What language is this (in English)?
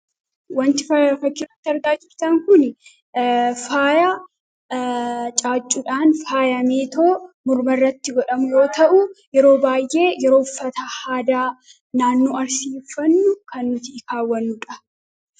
Oromo